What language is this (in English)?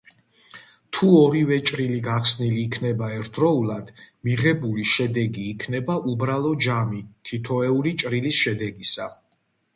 Georgian